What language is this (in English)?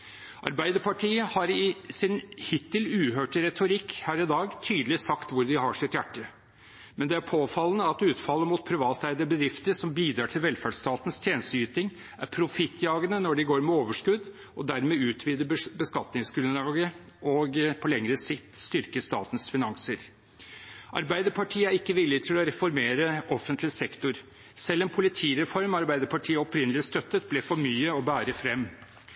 Norwegian Bokmål